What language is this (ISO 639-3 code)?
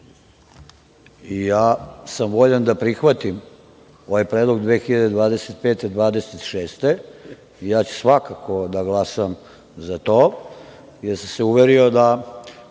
srp